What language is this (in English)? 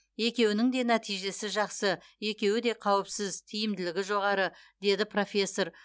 Kazakh